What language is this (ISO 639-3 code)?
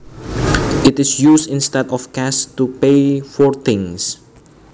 jav